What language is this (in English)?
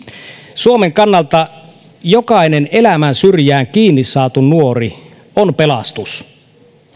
Finnish